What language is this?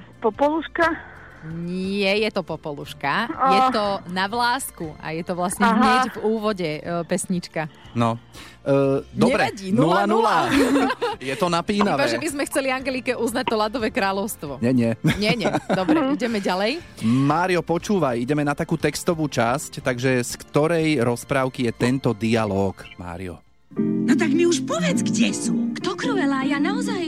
Slovak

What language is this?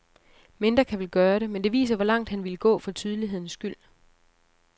Danish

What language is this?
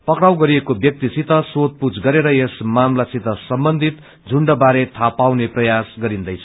Nepali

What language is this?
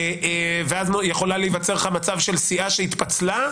Hebrew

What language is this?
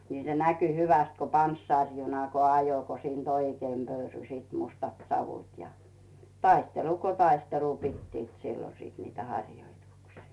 Finnish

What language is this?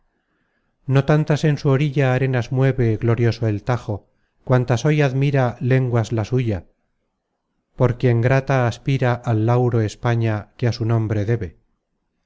Spanish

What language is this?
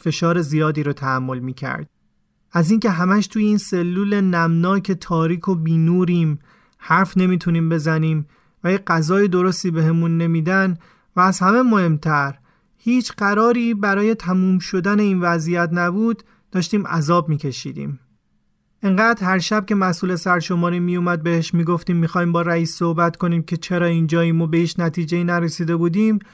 Persian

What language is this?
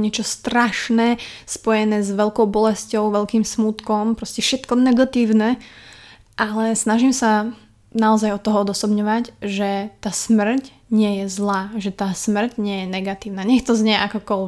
Slovak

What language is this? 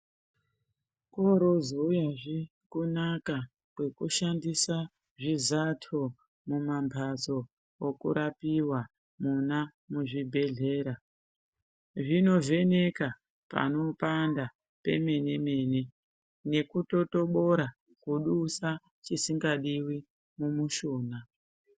Ndau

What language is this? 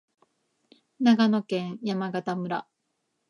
Japanese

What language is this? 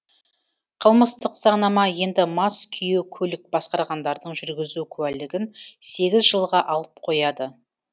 Kazakh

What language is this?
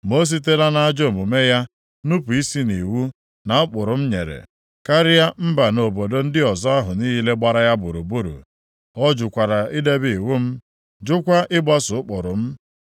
Igbo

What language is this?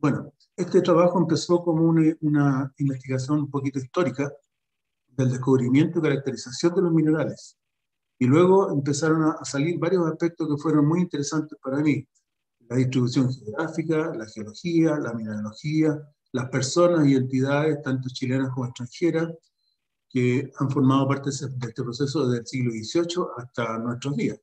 Spanish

